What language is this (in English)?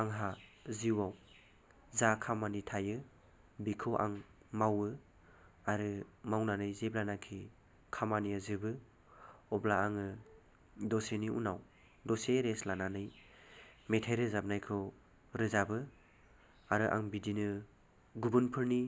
Bodo